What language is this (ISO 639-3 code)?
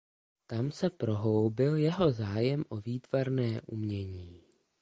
ces